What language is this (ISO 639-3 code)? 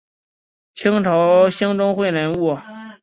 zho